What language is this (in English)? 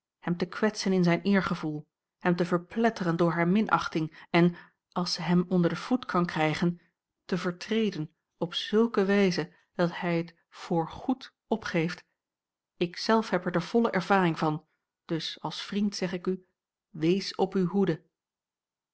Dutch